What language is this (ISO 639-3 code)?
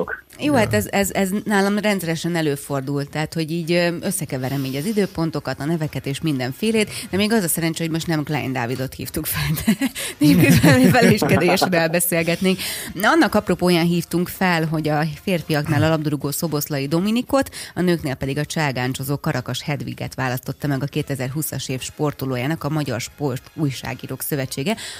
hun